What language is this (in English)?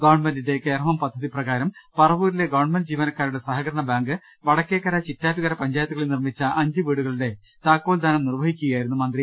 Malayalam